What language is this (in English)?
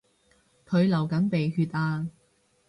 Cantonese